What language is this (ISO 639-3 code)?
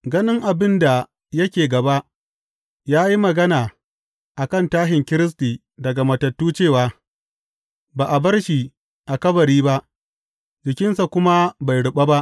hau